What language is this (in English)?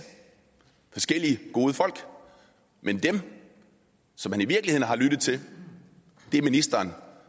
Danish